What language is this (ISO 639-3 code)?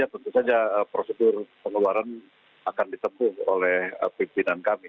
ind